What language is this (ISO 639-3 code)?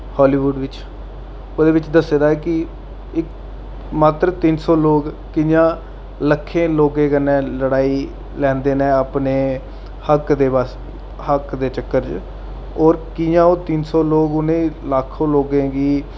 doi